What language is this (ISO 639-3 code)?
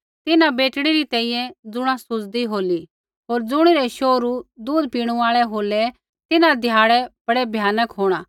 kfx